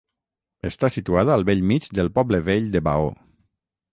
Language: Catalan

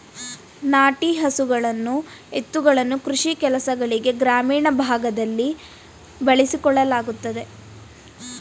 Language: Kannada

